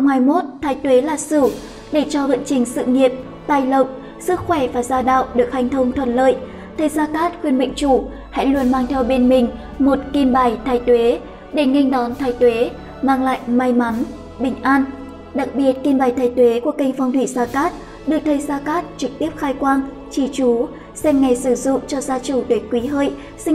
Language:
Vietnamese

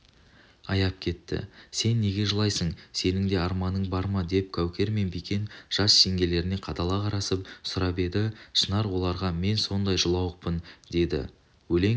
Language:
Kazakh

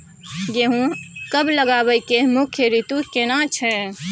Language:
Maithili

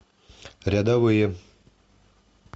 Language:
Russian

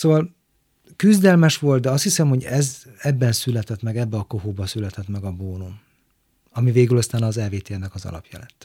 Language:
Hungarian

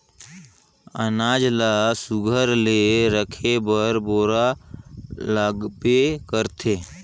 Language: Chhattisgarhi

